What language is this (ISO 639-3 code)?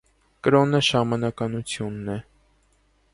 hye